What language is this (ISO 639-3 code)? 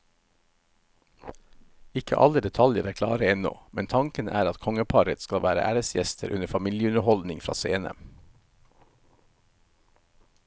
nor